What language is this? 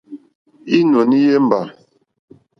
Mokpwe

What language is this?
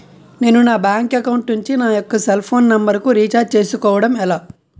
Telugu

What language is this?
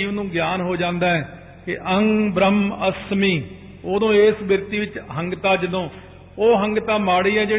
Punjabi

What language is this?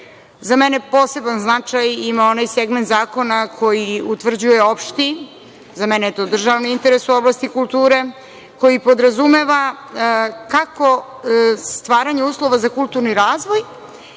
Serbian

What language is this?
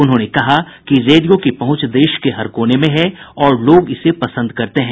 Hindi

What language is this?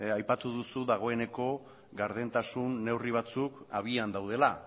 Basque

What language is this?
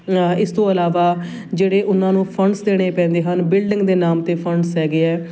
Punjabi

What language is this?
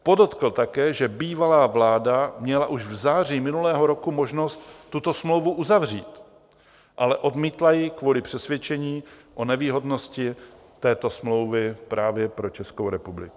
Czech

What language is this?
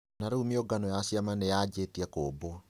Kikuyu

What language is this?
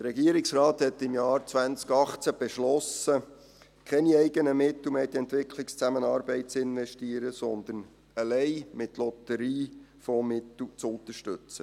Swiss German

